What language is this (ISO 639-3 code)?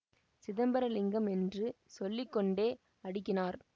tam